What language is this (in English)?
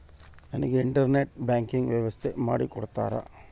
Kannada